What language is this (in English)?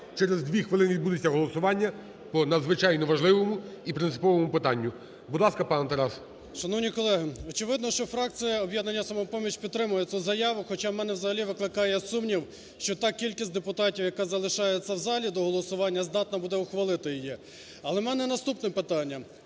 Ukrainian